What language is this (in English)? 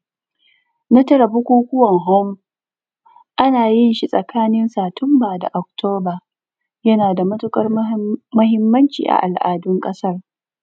Hausa